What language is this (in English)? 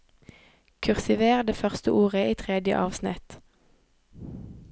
Norwegian